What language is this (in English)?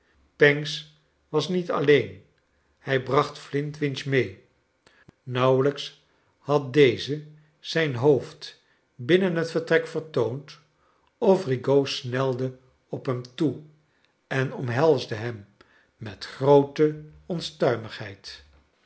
Dutch